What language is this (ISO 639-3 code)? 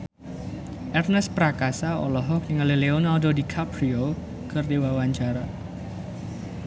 sun